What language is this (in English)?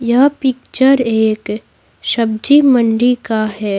Hindi